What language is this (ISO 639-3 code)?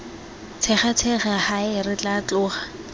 tsn